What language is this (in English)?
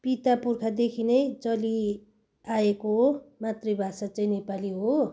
Nepali